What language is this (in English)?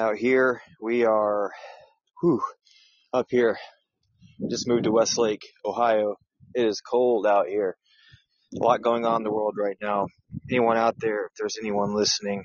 English